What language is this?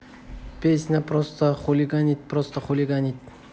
Russian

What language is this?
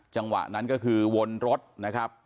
Thai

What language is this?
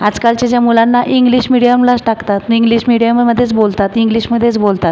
Marathi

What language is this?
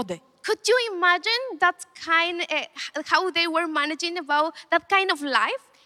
Polish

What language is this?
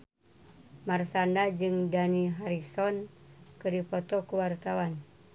Sundanese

